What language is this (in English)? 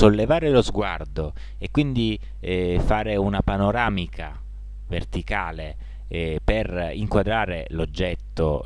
Italian